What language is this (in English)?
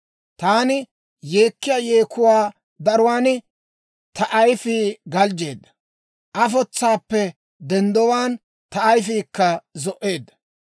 Dawro